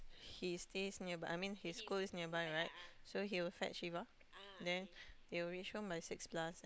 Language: English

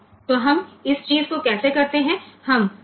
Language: Gujarati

